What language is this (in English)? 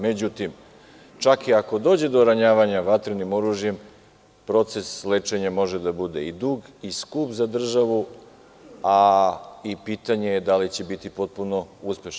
Serbian